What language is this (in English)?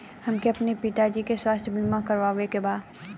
Bhojpuri